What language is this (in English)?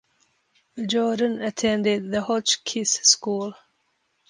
English